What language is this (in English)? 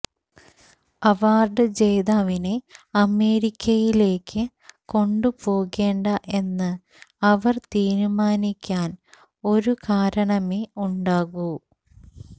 Malayalam